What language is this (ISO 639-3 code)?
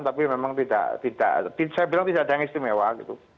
ind